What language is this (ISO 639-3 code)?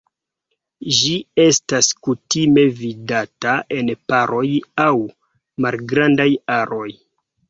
epo